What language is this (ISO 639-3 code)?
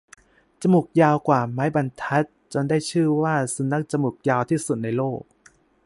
tha